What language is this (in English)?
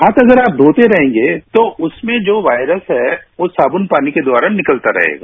Hindi